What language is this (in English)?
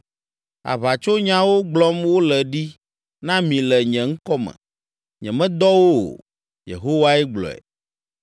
Ewe